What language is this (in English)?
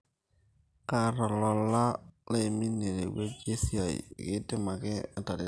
Masai